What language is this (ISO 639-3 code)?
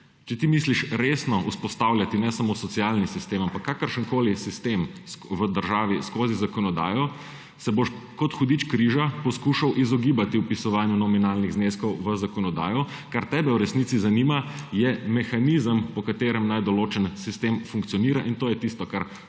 slv